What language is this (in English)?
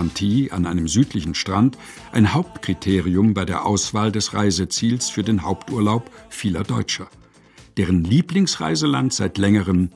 German